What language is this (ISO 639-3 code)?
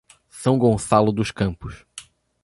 por